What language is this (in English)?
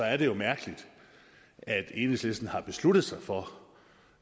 Danish